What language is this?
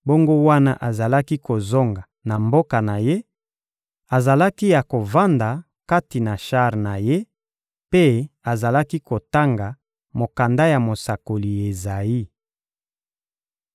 Lingala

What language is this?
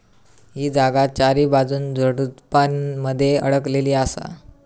Marathi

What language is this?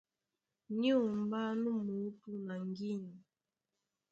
Duala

